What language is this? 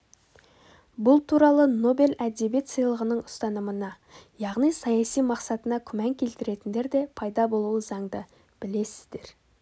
Kazakh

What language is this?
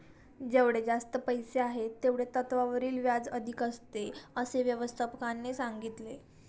Marathi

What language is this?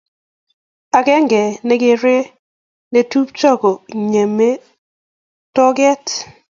Kalenjin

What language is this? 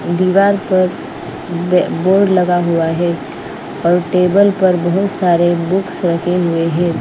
Hindi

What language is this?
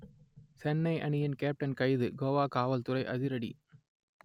Tamil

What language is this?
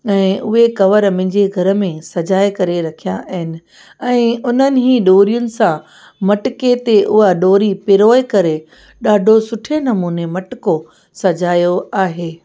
Sindhi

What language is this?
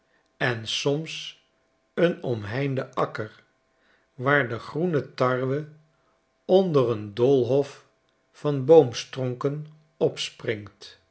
Dutch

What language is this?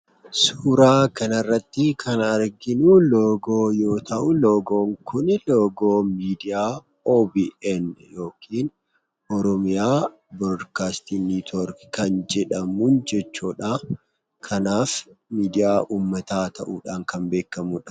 Oromo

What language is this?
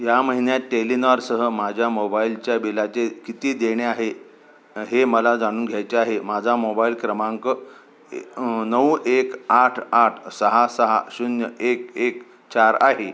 Marathi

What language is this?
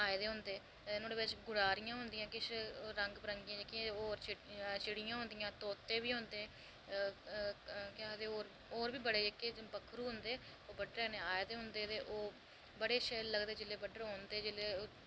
Dogri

